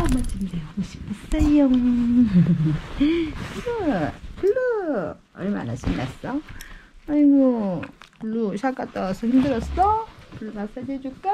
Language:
Korean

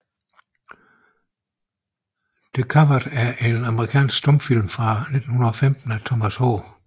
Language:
Danish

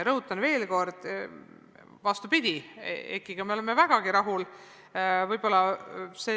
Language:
Estonian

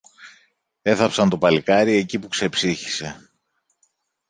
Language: Greek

